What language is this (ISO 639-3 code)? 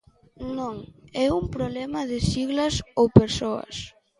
glg